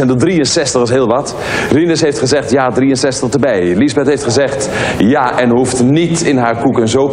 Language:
Dutch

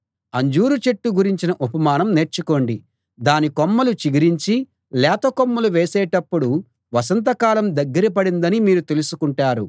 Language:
Telugu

